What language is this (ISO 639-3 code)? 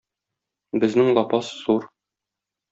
tat